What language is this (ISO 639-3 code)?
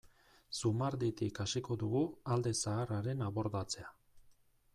eus